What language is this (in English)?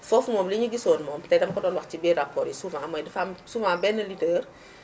Wolof